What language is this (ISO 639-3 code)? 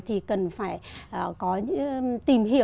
vie